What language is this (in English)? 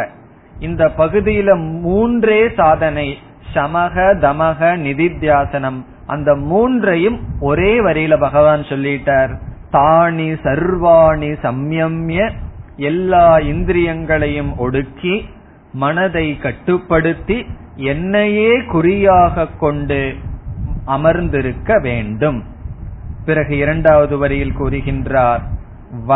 Tamil